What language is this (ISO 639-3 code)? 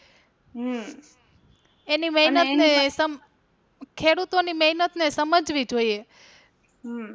guj